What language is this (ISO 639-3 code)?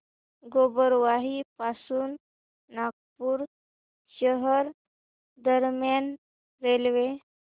mar